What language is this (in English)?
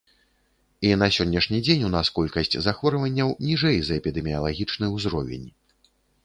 Belarusian